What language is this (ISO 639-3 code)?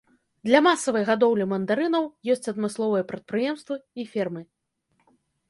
bel